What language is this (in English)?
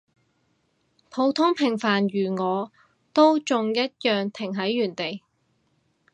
Cantonese